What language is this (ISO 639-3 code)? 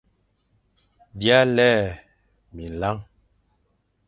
fan